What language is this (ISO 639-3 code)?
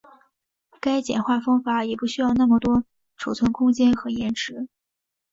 zho